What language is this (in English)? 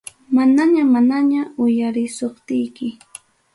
Ayacucho Quechua